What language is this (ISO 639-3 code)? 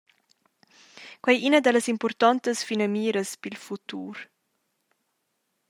roh